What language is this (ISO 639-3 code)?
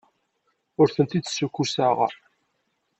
kab